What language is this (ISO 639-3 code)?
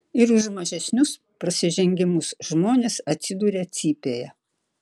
lit